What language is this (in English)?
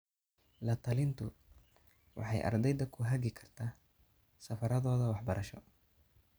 Somali